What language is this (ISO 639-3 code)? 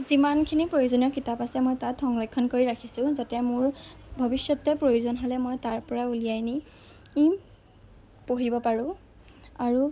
asm